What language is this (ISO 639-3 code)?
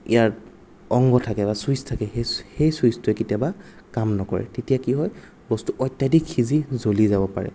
asm